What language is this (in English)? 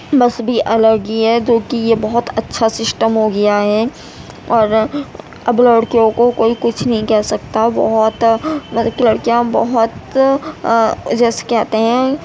Urdu